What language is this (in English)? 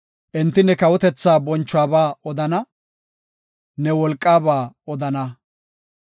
Gofa